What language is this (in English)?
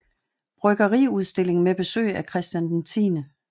Danish